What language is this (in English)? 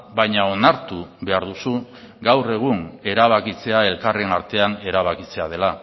Basque